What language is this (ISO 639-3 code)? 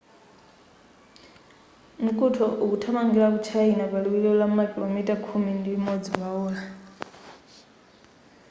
nya